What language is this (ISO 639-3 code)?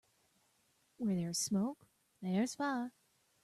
eng